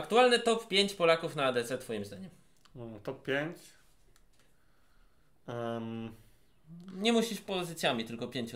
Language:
Polish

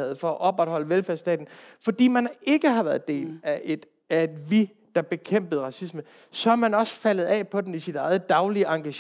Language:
Danish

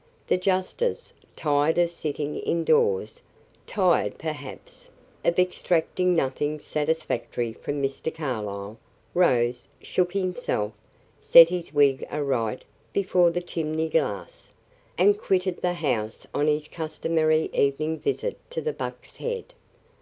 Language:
English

